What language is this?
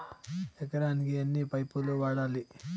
Telugu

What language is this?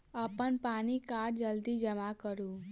Maithili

